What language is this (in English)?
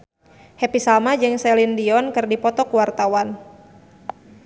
Sundanese